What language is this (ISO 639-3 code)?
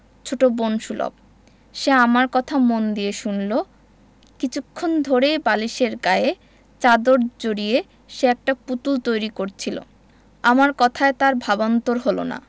ben